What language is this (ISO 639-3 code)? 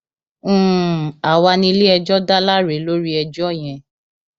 yor